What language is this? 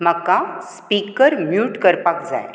Konkani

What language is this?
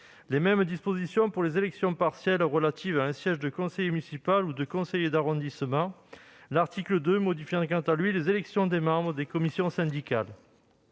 French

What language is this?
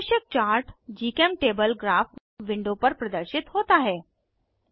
Hindi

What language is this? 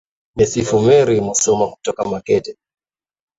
Swahili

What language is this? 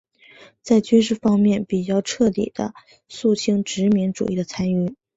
Chinese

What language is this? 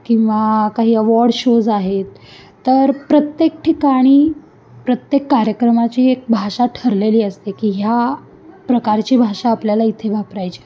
Marathi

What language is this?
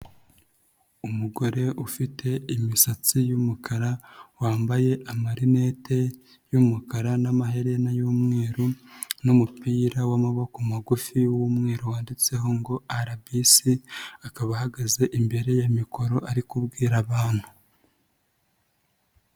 Kinyarwanda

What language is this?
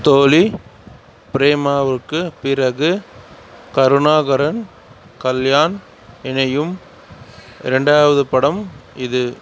Tamil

